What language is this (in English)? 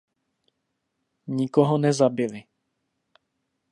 Czech